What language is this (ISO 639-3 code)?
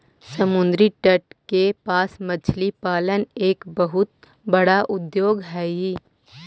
mag